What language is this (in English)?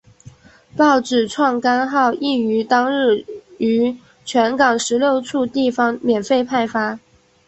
Chinese